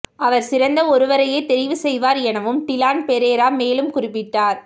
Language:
Tamil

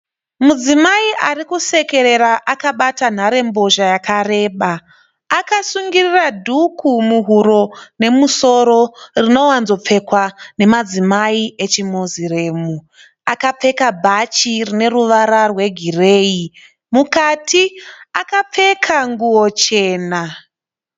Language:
Shona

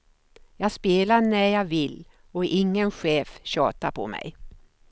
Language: Swedish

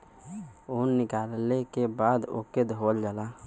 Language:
Bhojpuri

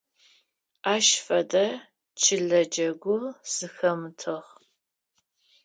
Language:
Adyghe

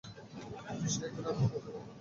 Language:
Bangla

